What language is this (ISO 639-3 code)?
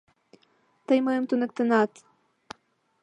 chm